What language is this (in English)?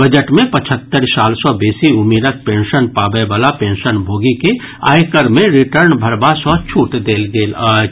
Maithili